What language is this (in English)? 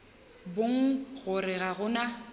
Northern Sotho